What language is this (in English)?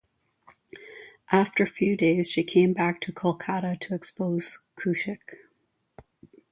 English